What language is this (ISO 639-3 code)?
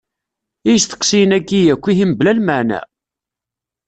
kab